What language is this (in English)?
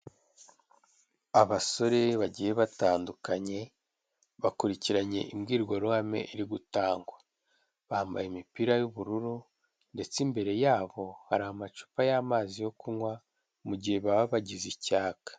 Kinyarwanda